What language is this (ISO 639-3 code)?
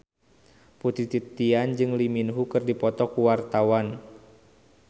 sun